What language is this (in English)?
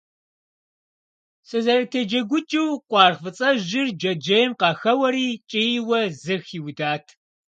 Kabardian